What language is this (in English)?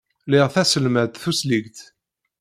Kabyle